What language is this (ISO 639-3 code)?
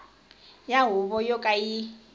tso